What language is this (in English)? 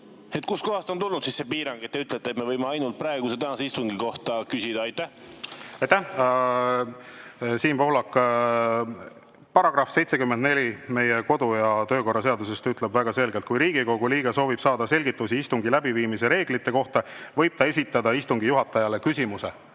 Estonian